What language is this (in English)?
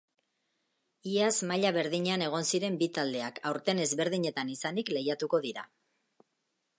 Basque